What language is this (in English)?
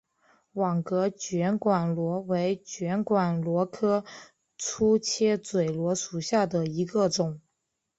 Chinese